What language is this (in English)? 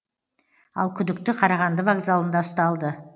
Kazakh